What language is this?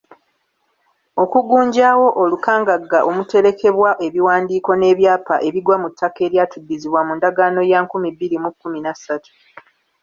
Ganda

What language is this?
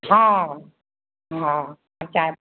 Maithili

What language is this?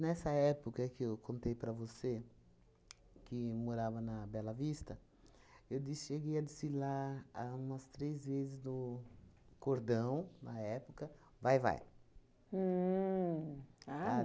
Portuguese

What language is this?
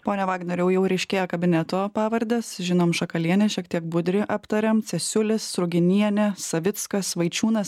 Lithuanian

